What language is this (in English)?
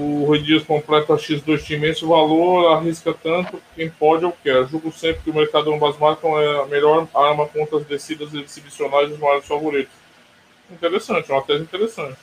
Portuguese